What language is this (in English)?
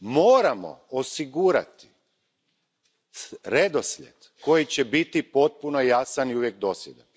Croatian